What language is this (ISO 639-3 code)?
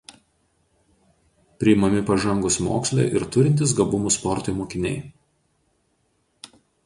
lit